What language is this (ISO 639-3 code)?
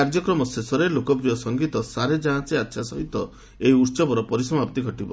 ori